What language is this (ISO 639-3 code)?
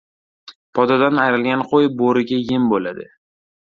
uzb